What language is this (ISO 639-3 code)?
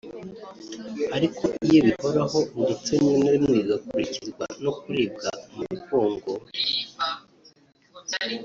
kin